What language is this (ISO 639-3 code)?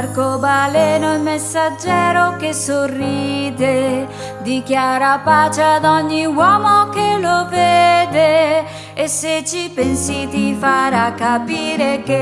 ita